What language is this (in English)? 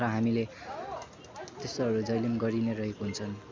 Nepali